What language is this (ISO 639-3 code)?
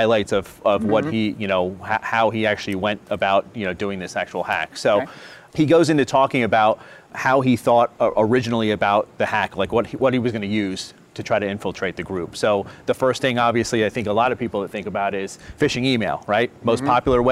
eng